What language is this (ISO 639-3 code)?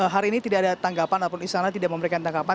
ind